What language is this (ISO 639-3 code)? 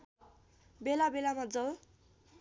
nep